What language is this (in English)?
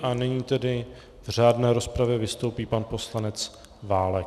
Czech